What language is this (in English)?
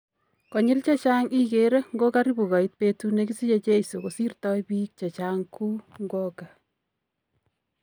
Kalenjin